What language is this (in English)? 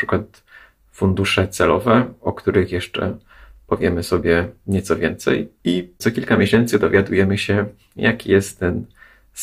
Polish